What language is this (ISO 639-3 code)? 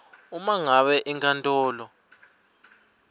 ssw